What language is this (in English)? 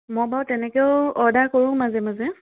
Assamese